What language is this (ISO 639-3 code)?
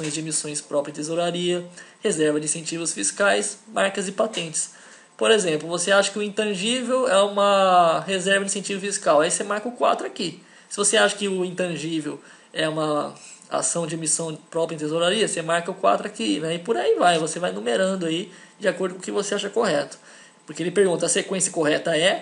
por